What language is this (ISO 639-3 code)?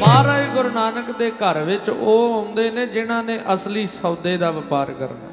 pan